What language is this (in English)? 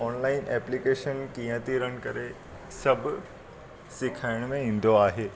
Sindhi